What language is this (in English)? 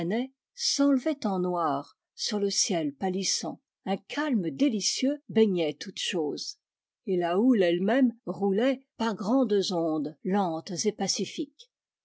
French